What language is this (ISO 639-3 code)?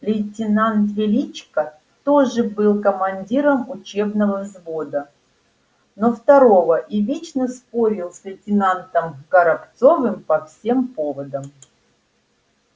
rus